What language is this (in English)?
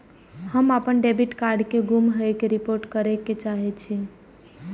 Maithili